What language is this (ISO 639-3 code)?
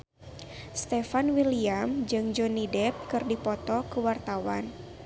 sun